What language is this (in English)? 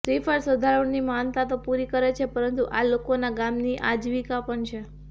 Gujarati